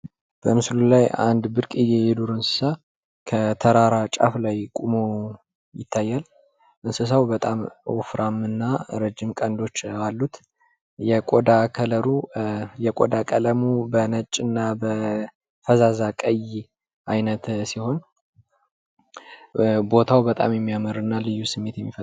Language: Amharic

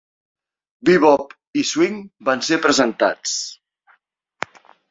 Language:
Catalan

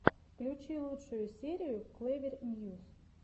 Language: Russian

